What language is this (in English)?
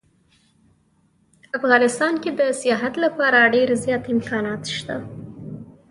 Pashto